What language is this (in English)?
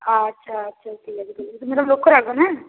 Bangla